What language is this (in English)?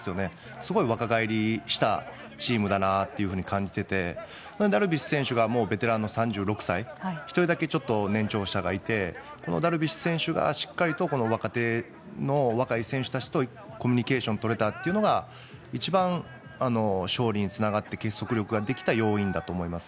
Japanese